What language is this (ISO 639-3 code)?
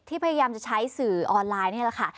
tha